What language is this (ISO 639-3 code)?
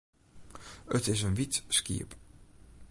fry